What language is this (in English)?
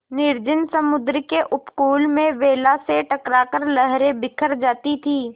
Hindi